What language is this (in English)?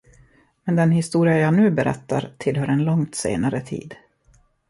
Swedish